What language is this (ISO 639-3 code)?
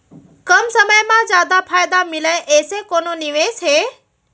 hne